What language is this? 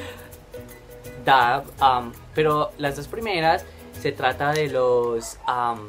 Spanish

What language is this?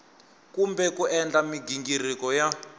Tsonga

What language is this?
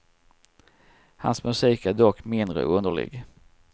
Swedish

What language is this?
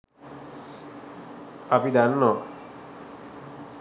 Sinhala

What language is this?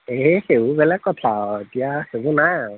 Assamese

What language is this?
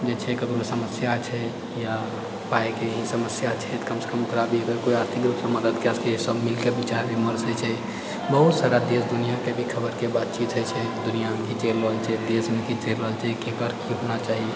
Maithili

